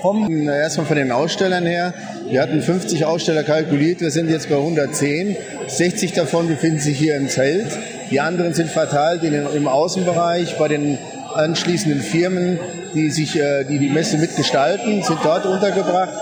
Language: German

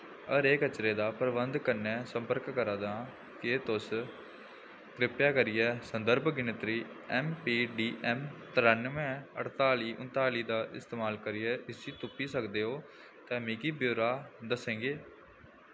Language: Dogri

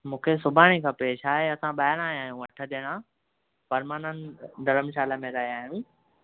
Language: Sindhi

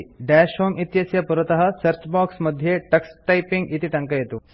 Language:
Sanskrit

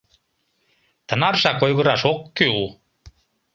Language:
Mari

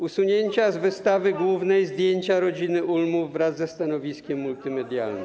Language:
Polish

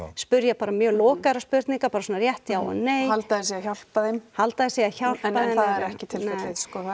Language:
Icelandic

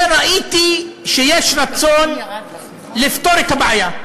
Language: Hebrew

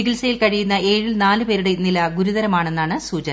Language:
Malayalam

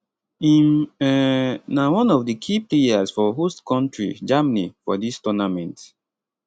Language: Nigerian Pidgin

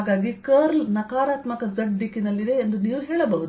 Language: Kannada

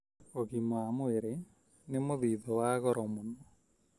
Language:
Kikuyu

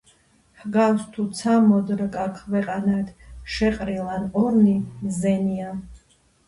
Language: Georgian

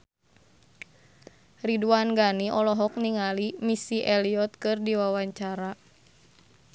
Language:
Sundanese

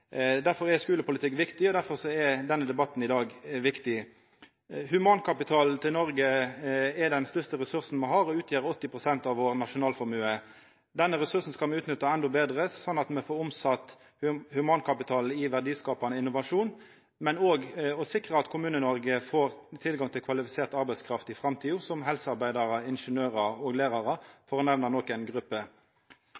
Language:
Norwegian Nynorsk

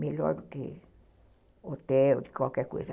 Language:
Portuguese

